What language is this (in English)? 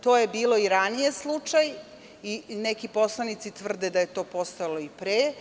Serbian